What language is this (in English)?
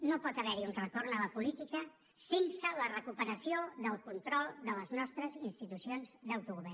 Catalan